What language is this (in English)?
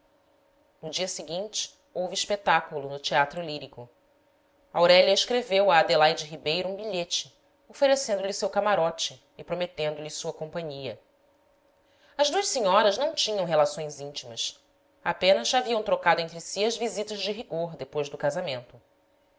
Portuguese